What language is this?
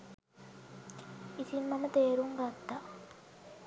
Sinhala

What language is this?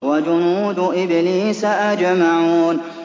Arabic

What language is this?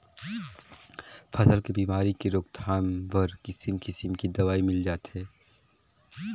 Chhattisgarhi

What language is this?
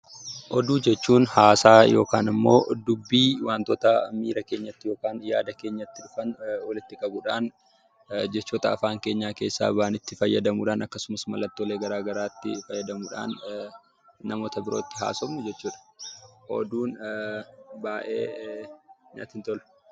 Oromo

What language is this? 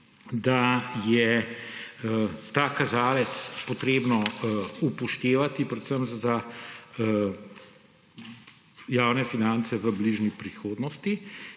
Slovenian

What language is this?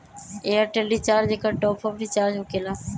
Magahi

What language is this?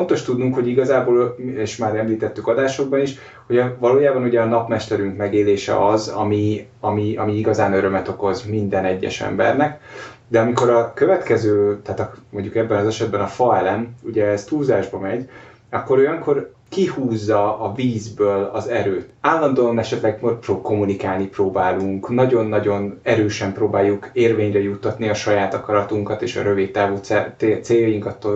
Hungarian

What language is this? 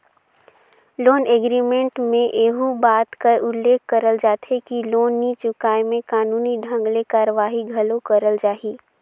Chhattisgarhi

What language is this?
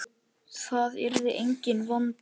Icelandic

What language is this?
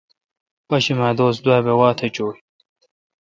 Kalkoti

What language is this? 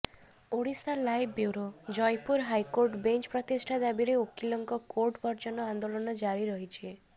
Odia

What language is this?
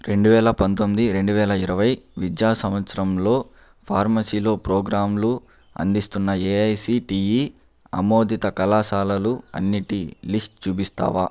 Telugu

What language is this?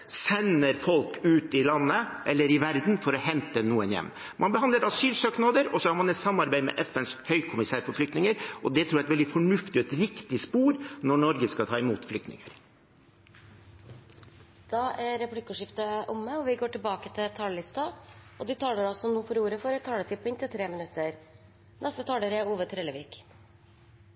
Norwegian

